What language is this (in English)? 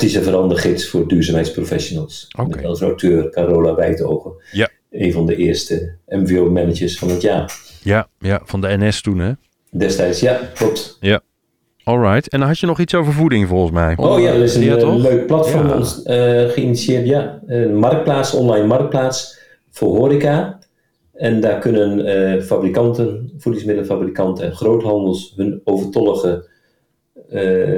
Dutch